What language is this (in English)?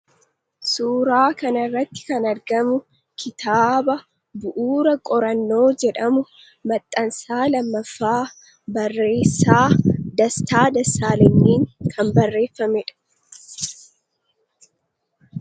Oromo